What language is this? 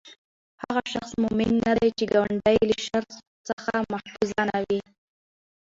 Pashto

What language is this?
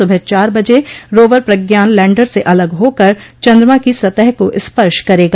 Hindi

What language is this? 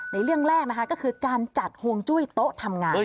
Thai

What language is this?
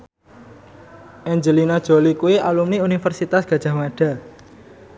Javanese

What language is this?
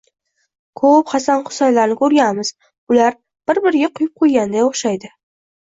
Uzbek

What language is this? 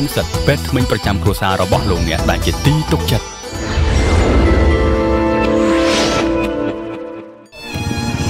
Thai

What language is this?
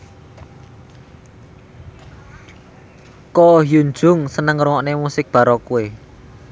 Javanese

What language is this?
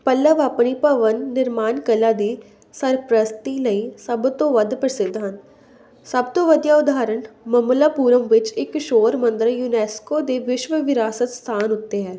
Punjabi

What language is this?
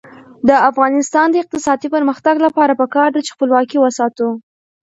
Pashto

